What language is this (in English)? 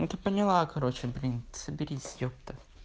Russian